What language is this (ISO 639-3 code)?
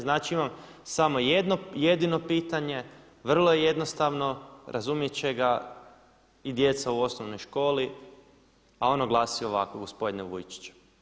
hrv